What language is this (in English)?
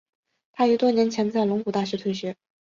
Chinese